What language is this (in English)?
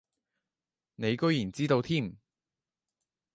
Cantonese